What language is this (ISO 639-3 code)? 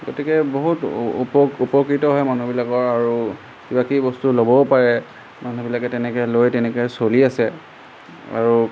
asm